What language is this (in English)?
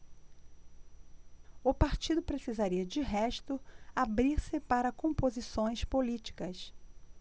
Portuguese